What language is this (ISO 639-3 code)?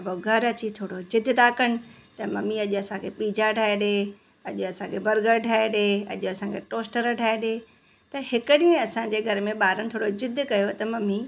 snd